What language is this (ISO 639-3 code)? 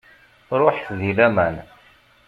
kab